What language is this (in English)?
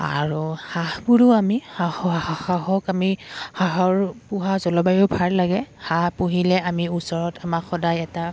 Assamese